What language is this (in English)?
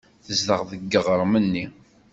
Kabyle